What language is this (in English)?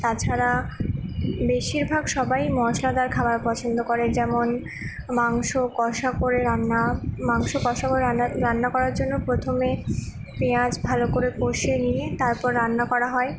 Bangla